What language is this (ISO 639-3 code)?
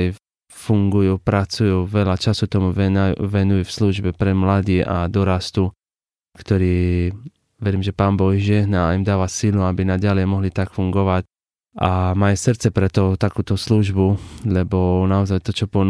slk